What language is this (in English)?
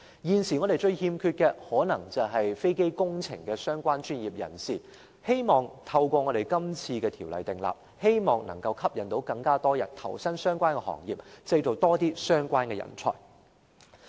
Cantonese